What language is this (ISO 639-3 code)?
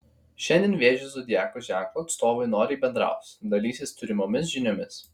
lit